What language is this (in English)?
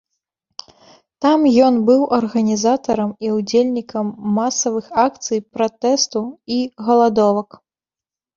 Belarusian